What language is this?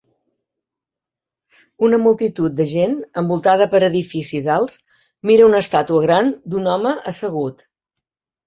Catalan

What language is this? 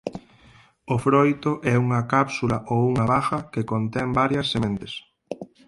Galician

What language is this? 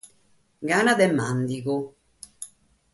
Sardinian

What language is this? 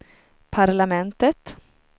Swedish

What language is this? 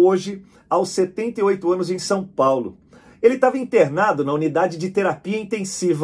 Portuguese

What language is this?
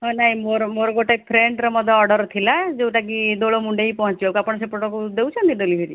Odia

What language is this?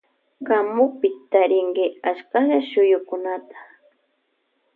Loja Highland Quichua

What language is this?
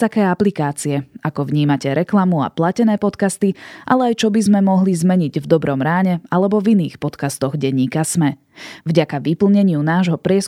Slovak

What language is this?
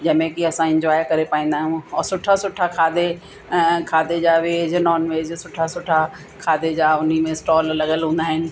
Sindhi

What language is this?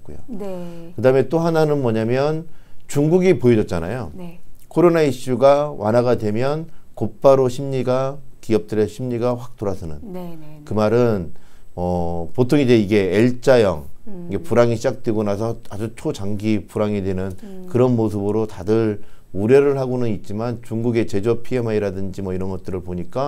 Korean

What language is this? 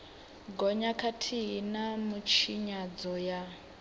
Venda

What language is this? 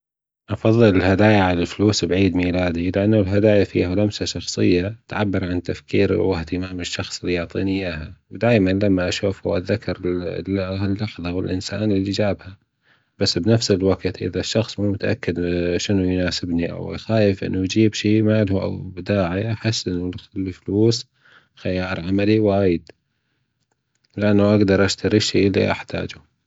Gulf Arabic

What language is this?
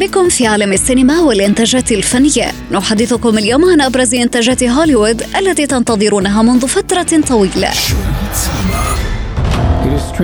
Arabic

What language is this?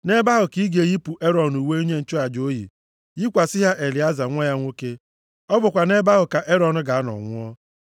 Igbo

